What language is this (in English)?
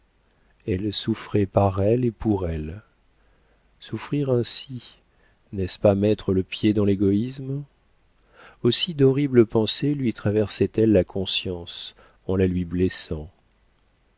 French